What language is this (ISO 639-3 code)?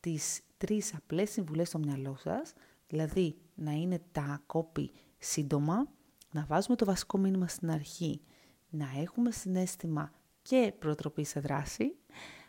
ell